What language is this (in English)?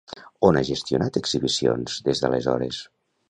Catalan